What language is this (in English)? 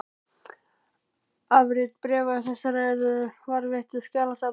Icelandic